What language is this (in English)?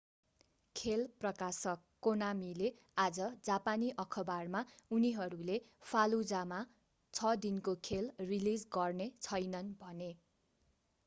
Nepali